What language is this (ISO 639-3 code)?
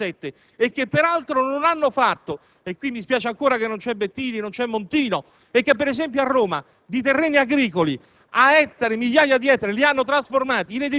ita